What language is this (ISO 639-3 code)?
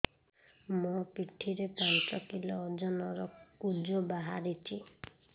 ori